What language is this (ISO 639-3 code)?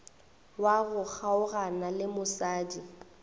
nso